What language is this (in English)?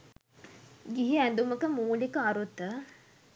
Sinhala